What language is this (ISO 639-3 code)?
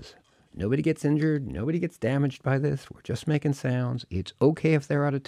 eng